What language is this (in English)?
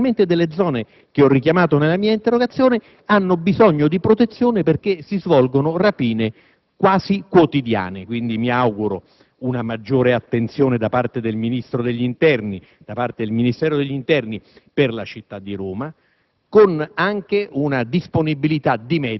Italian